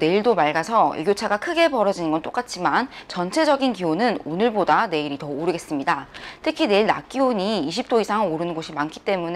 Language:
Korean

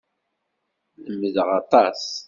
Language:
Kabyle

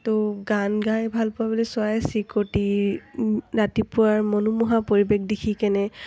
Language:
Assamese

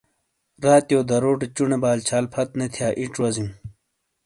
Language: Shina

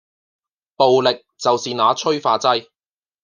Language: Cantonese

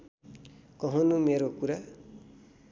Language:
Nepali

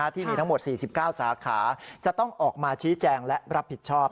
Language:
Thai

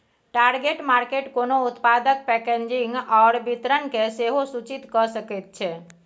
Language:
Maithili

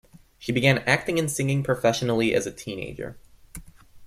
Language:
English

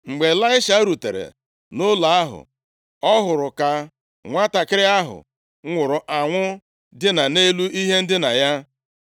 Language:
Igbo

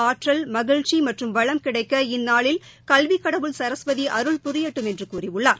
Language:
Tamil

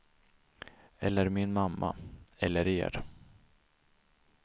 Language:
Swedish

